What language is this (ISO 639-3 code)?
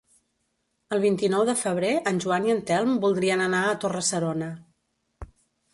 cat